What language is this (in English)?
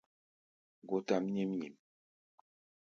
Gbaya